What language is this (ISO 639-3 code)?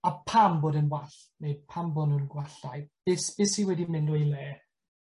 cym